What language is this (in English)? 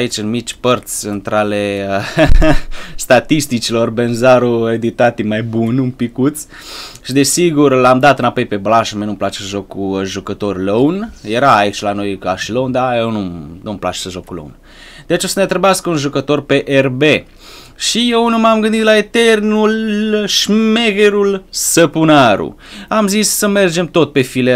Romanian